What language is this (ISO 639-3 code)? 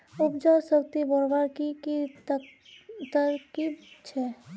mag